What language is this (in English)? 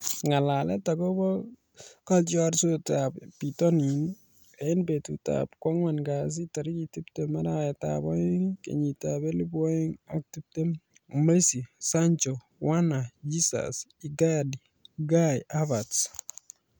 Kalenjin